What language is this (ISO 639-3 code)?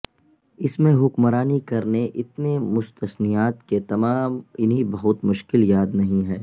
urd